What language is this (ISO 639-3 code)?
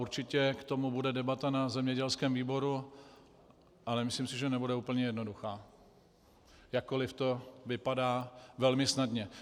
ces